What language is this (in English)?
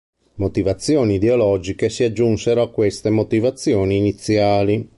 Italian